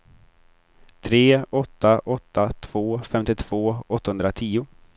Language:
Swedish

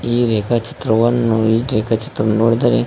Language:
Kannada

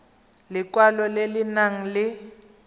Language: Tswana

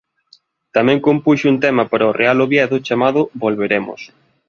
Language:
Galician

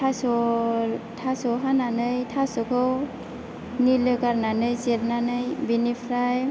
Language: Bodo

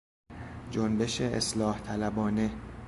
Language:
Persian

